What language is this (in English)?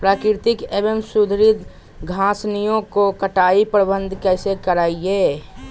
Magahi